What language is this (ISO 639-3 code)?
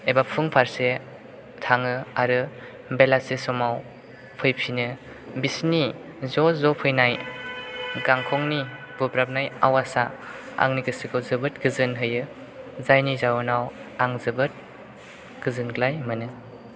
brx